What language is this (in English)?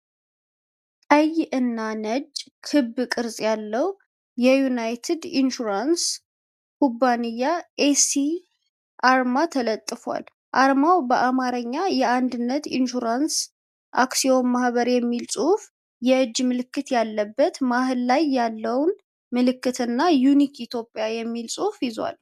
Amharic